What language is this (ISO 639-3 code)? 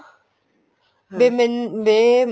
pan